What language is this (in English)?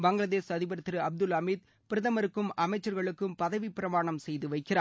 Tamil